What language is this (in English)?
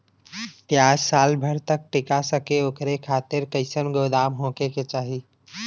Bhojpuri